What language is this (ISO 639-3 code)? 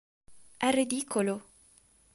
ita